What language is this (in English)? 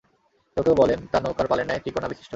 Bangla